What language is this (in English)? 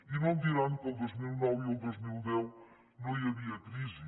Catalan